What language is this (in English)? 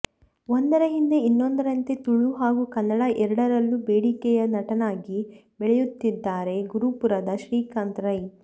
Kannada